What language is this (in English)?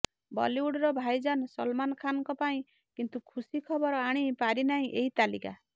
Odia